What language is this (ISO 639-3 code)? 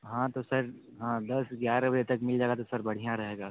hin